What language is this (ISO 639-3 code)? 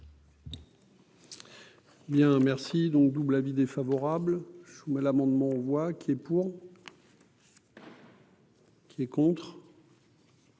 fra